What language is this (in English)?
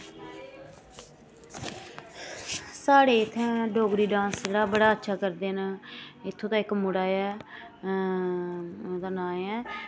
Dogri